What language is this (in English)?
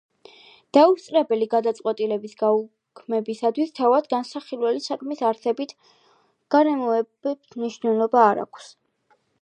Georgian